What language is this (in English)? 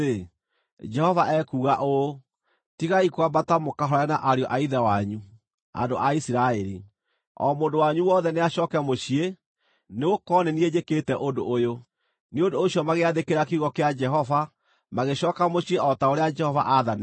Kikuyu